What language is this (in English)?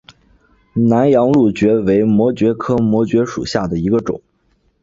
Chinese